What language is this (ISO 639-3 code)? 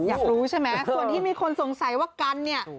tha